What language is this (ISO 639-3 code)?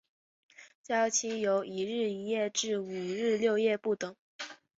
zho